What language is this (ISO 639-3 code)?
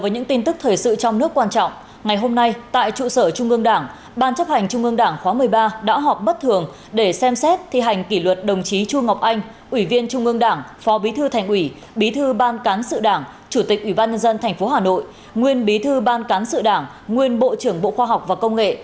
vie